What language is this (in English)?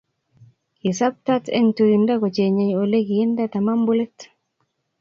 Kalenjin